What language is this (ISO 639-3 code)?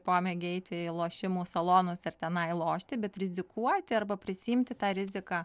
lit